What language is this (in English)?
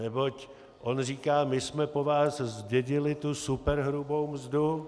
Czech